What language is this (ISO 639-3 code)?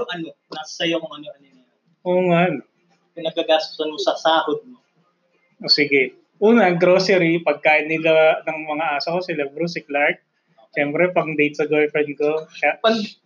fil